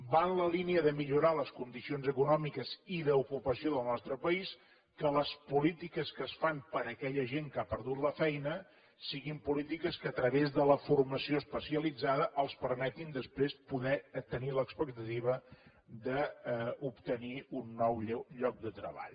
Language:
Catalan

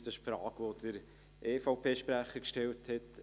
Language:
Swiss German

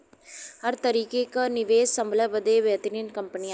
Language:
Bhojpuri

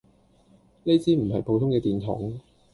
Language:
Cantonese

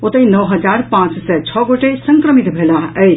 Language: Maithili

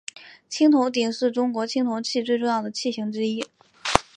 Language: Chinese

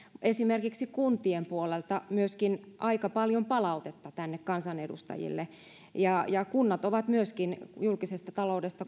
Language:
Finnish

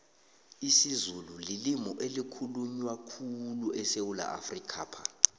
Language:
South Ndebele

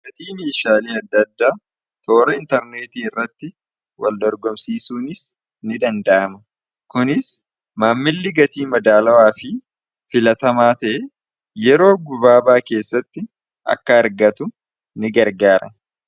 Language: Oromo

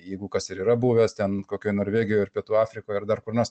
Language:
Lithuanian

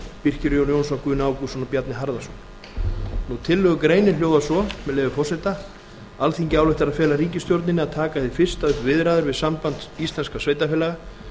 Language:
Icelandic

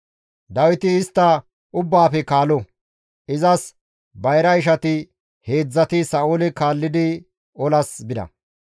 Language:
Gamo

